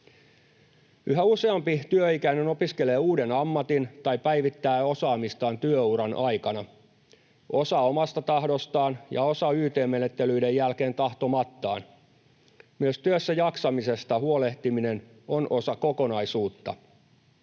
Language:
Finnish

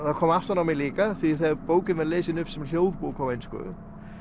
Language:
Icelandic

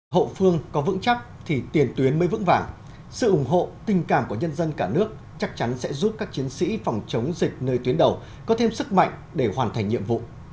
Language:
Vietnamese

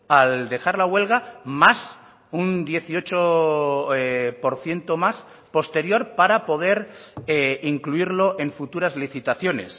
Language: Spanish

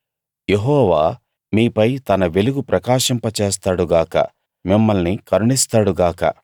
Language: Telugu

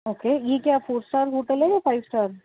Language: Urdu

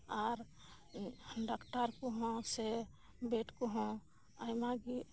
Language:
Santali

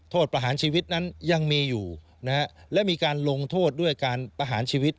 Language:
Thai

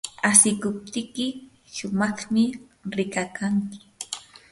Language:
Yanahuanca Pasco Quechua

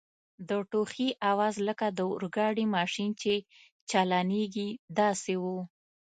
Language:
Pashto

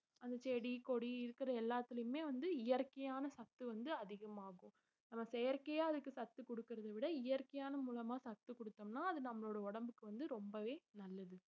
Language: Tamil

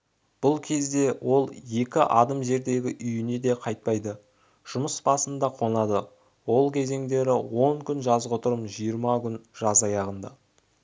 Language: Kazakh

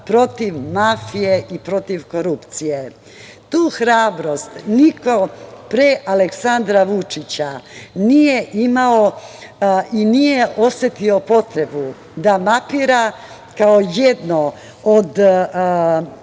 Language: Serbian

